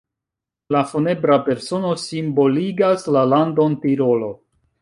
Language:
Esperanto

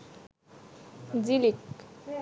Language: Bangla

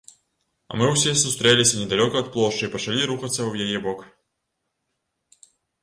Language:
Belarusian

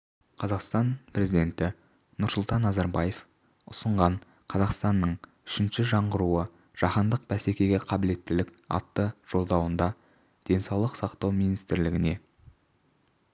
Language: Kazakh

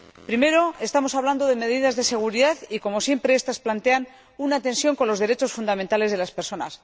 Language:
Spanish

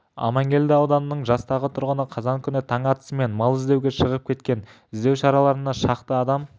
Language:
Kazakh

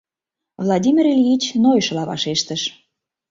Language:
Mari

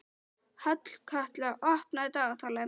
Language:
Icelandic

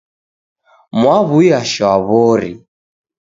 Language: Taita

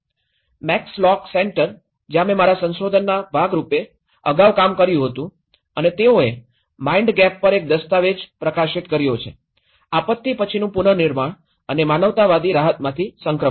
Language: Gujarati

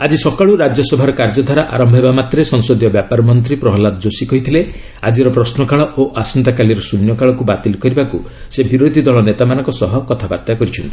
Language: Odia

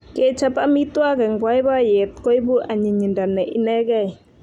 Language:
Kalenjin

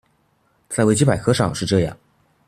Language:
Chinese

